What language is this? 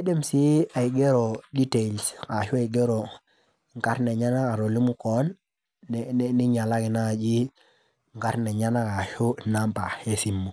Masai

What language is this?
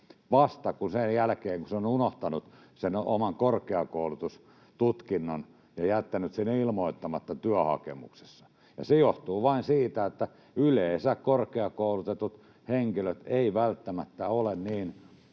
Finnish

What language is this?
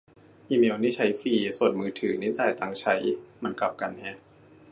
Thai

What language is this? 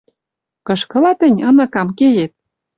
Western Mari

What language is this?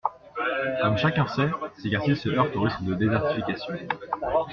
French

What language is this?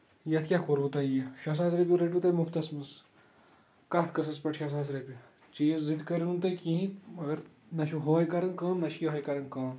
Kashmiri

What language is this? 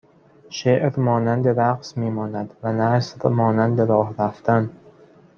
Persian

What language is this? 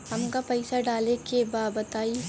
Bhojpuri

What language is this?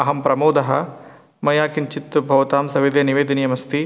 Sanskrit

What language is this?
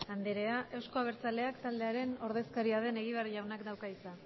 Basque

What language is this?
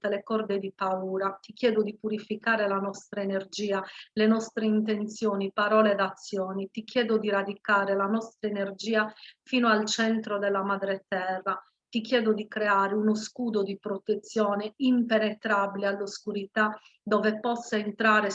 Italian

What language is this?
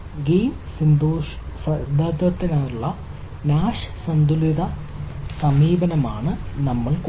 Malayalam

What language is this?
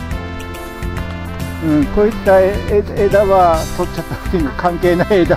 Japanese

